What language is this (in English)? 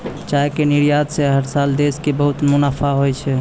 Maithili